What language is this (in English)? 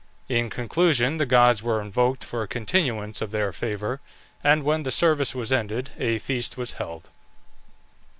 English